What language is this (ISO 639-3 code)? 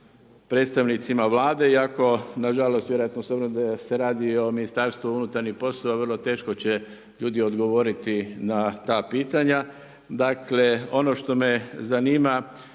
hrv